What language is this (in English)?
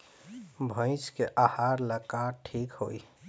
Bhojpuri